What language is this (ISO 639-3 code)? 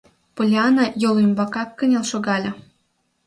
chm